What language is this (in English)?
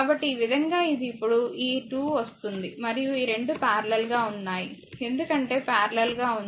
Telugu